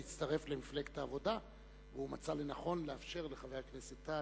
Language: Hebrew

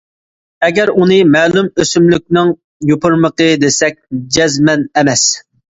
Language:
Uyghur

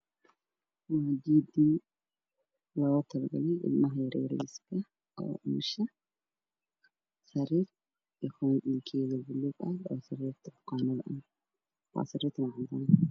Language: Somali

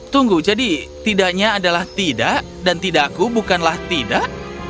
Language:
Indonesian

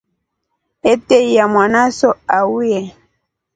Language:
Rombo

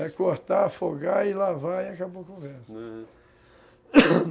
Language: Portuguese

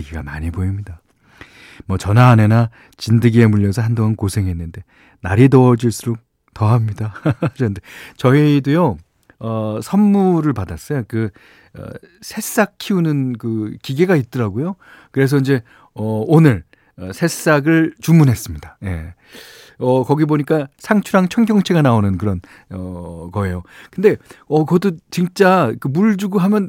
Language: Korean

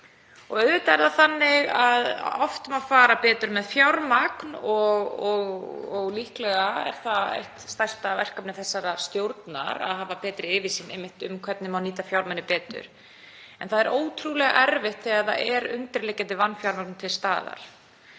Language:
Icelandic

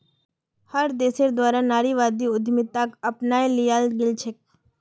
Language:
Magahi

